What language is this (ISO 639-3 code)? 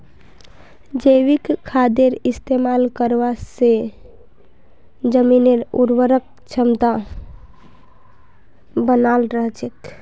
mag